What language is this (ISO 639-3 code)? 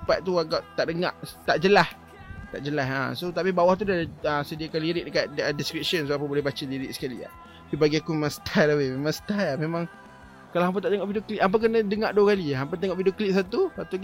msa